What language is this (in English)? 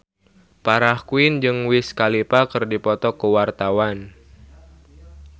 Sundanese